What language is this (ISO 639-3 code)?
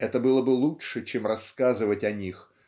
rus